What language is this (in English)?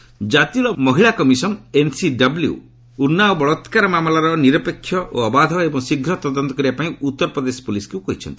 Odia